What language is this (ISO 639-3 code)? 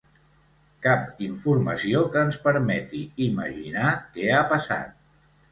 cat